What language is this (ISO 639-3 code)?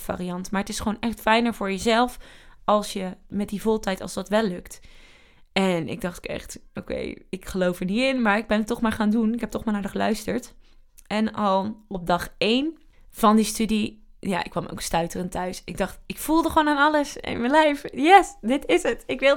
nld